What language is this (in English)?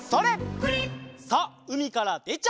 Japanese